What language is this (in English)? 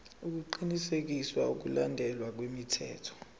Zulu